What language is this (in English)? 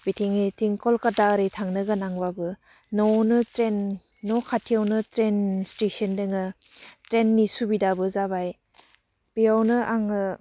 Bodo